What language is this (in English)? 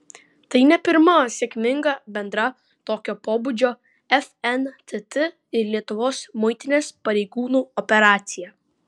Lithuanian